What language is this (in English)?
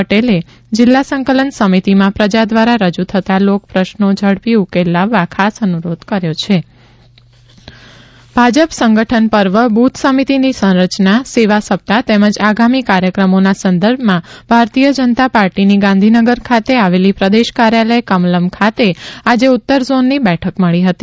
Gujarati